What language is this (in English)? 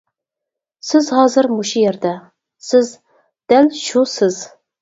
Uyghur